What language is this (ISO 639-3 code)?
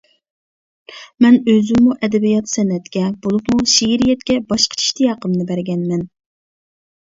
uig